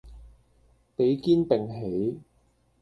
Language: Cantonese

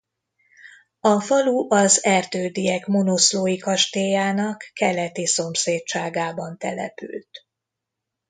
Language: Hungarian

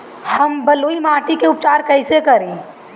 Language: Bhojpuri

